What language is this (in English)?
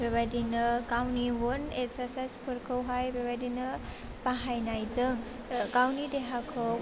Bodo